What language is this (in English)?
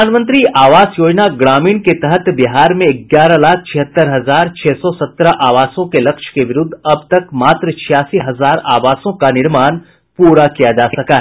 Hindi